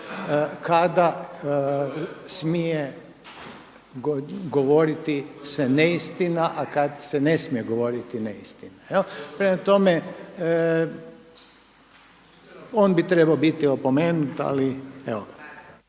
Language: Croatian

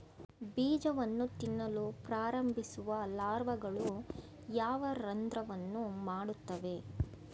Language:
Kannada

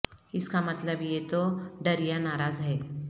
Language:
Urdu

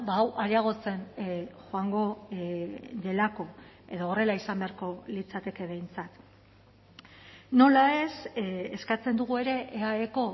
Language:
Basque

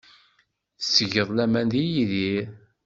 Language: Kabyle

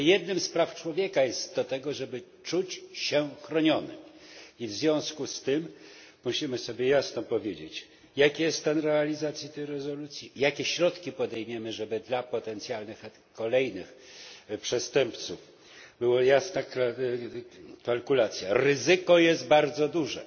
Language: Polish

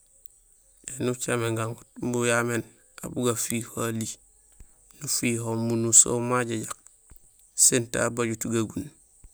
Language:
Gusilay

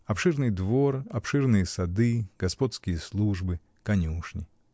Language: Russian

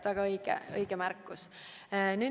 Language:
Estonian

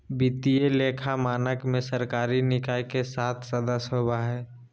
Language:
Magahi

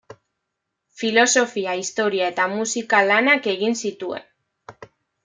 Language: Basque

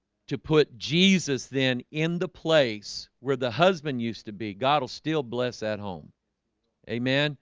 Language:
English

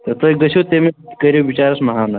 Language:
Kashmiri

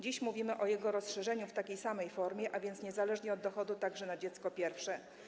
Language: Polish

